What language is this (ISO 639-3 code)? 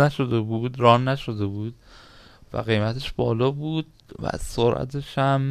fas